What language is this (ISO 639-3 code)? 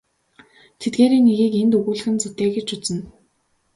mon